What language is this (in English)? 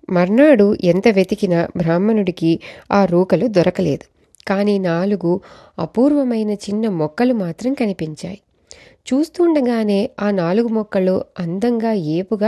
Telugu